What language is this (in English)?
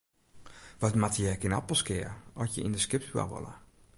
Western Frisian